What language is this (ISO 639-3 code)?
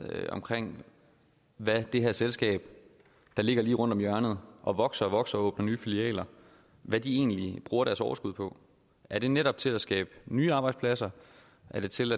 dan